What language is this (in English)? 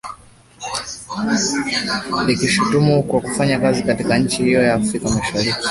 Swahili